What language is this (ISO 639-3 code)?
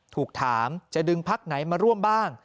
tha